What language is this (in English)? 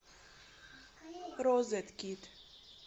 Russian